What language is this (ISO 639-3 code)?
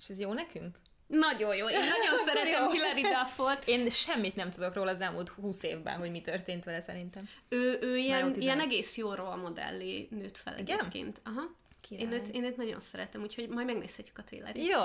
hun